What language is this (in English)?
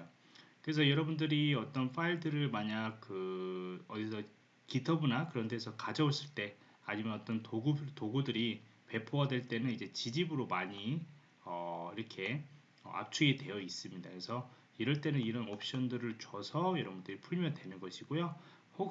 Korean